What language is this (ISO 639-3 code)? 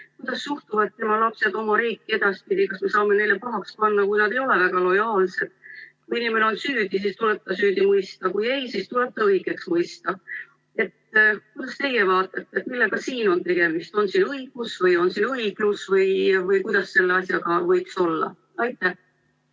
est